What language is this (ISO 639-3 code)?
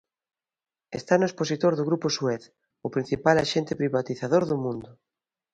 glg